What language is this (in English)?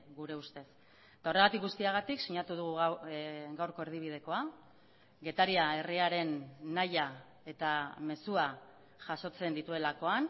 Basque